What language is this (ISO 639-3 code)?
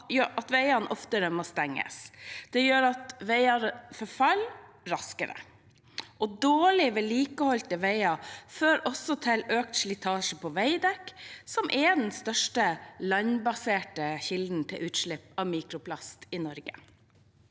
nor